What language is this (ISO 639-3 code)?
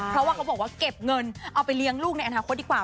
tha